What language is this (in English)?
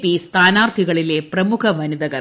Malayalam